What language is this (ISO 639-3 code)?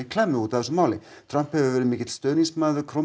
isl